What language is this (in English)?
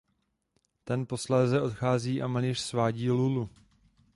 Czech